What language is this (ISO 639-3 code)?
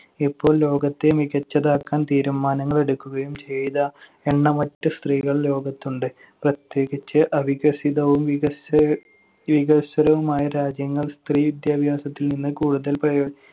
mal